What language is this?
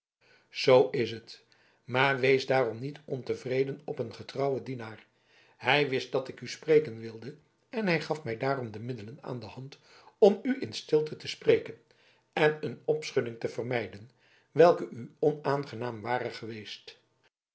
Dutch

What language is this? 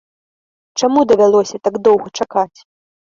Belarusian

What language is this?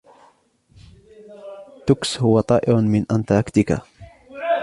Arabic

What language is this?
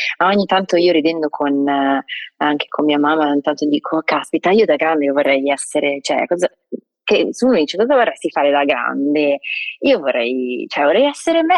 Italian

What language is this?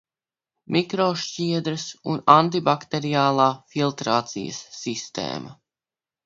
Latvian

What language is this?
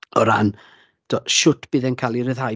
Welsh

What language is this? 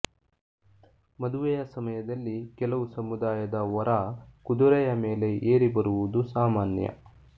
Kannada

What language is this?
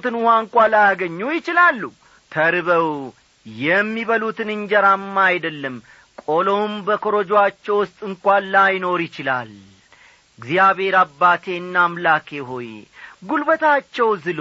Amharic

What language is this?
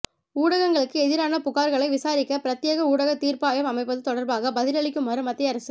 Tamil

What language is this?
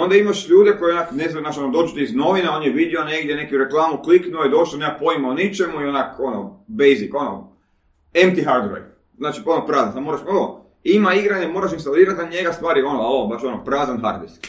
Croatian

